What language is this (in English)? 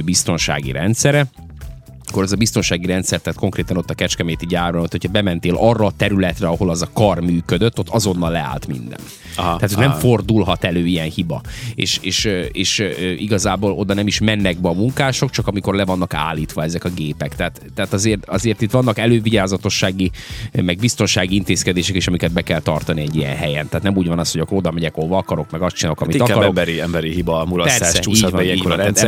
Hungarian